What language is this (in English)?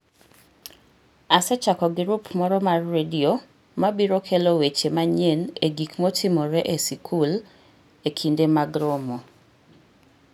Luo (Kenya and Tanzania)